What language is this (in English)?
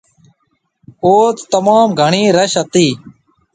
Marwari (Pakistan)